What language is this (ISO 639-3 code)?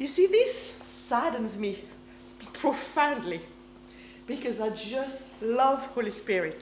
eng